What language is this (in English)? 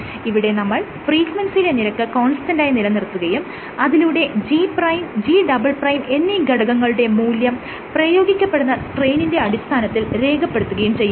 Malayalam